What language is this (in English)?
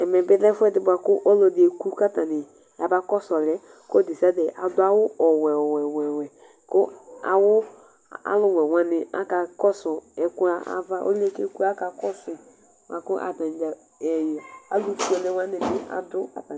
Ikposo